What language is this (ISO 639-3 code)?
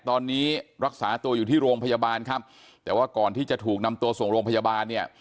tha